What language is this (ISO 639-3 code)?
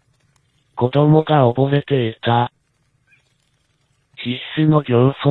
jpn